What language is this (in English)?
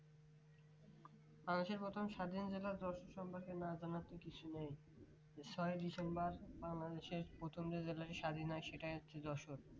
Bangla